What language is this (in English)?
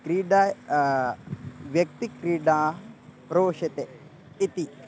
Sanskrit